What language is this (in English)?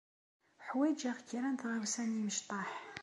Kabyle